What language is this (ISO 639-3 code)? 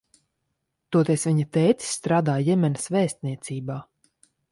lav